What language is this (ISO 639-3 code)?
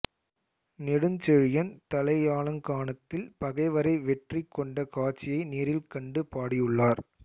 tam